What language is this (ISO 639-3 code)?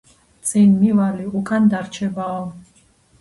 kat